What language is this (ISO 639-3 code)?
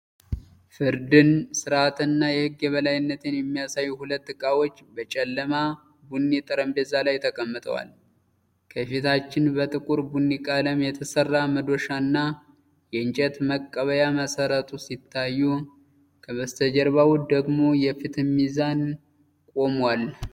amh